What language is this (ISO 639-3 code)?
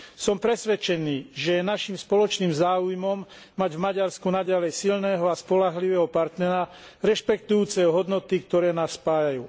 slk